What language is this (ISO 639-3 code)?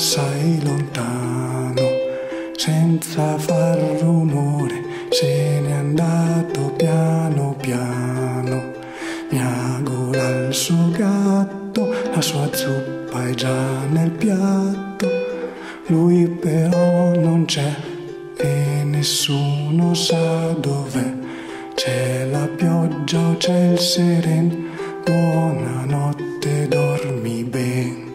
ita